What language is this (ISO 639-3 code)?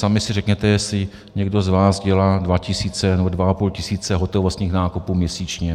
ces